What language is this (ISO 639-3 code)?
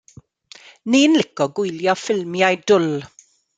cym